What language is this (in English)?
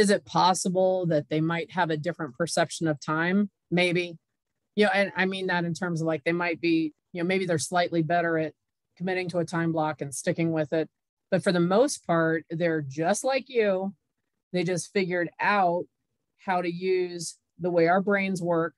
English